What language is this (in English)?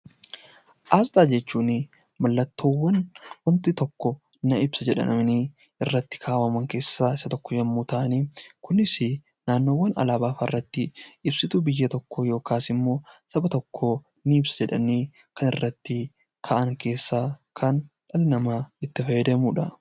Oromo